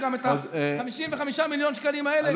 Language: Hebrew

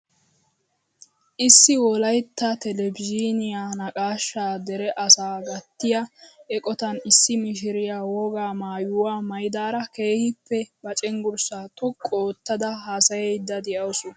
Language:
Wolaytta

